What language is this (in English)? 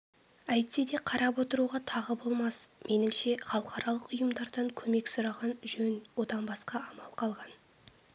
Kazakh